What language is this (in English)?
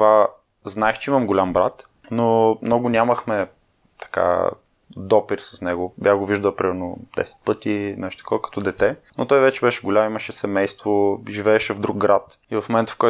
Bulgarian